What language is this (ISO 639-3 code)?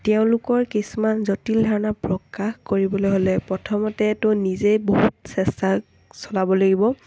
asm